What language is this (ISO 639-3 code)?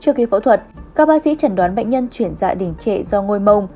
vie